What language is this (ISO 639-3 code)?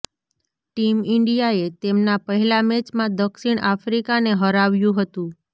guj